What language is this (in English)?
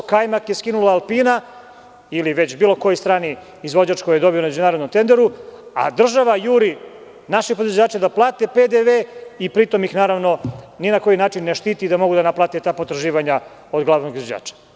Serbian